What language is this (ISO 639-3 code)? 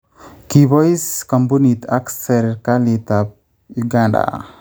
kln